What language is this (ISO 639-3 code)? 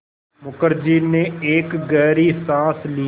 hin